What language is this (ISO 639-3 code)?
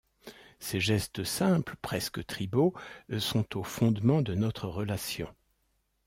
fra